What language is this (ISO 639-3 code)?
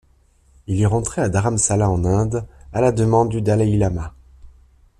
fra